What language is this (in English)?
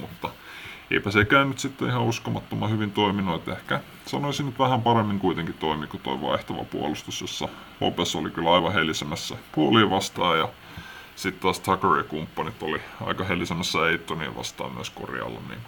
Finnish